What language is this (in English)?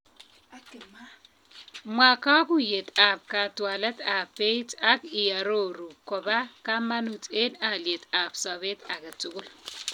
Kalenjin